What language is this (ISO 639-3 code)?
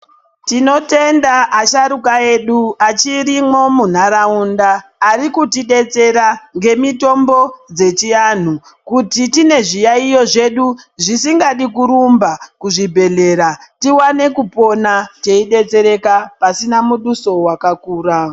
ndc